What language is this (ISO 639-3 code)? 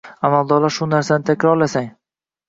uzb